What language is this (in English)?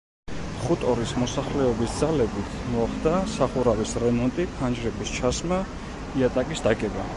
Georgian